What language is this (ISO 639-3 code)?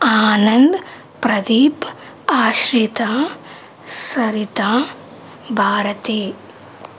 tel